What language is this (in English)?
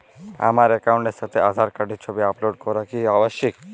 Bangla